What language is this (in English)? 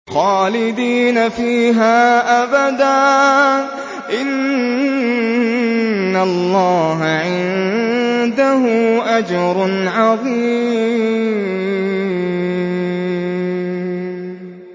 Arabic